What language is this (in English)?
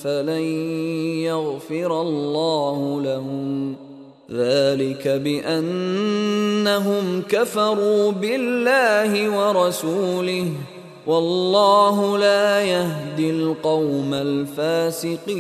Chinese